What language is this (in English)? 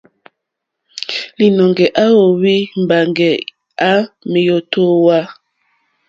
Mokpwe